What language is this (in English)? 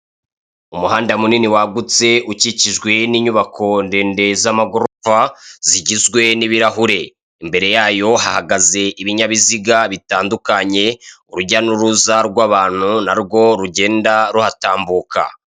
Kinyarwanda